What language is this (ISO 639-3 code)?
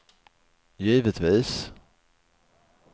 swe